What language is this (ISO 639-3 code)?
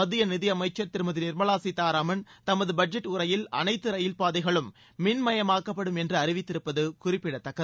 tam